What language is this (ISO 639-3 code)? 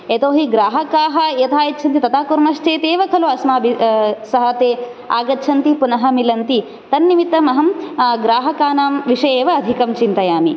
san